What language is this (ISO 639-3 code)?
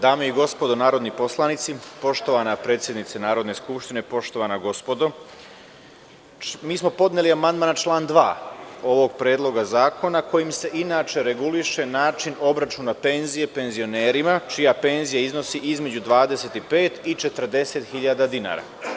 srp